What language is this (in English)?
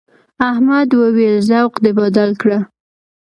Pashto